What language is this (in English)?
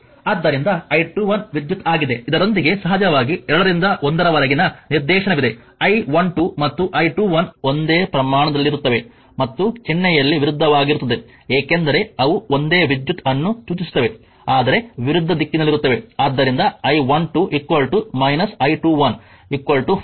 Kannada